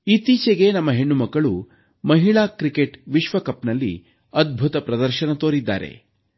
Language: Kannada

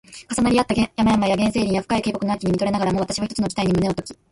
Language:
Japanese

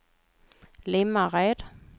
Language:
Swedish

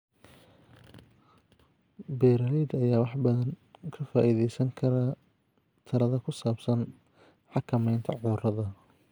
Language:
Somali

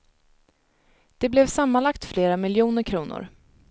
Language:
Swedish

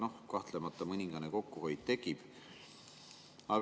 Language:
Estonian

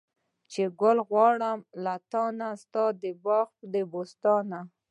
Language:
Pashto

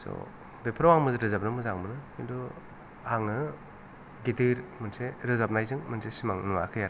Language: Bodo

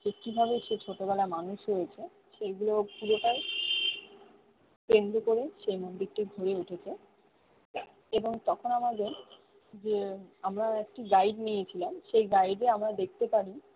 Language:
Bangla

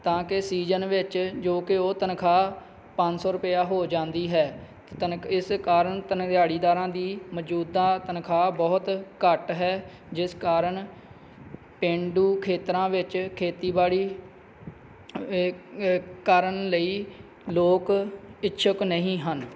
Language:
Punjabi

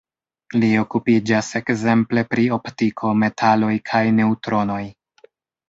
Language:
Esperanto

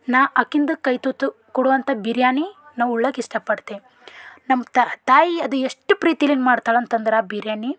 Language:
Kannada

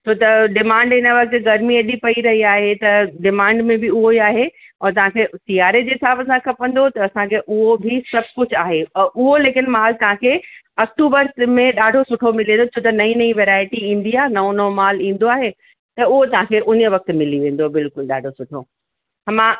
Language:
Sindhi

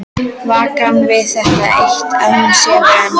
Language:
Icelandic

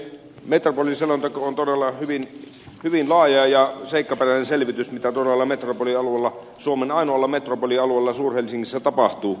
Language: Finnish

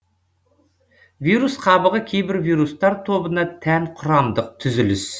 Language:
Kazakh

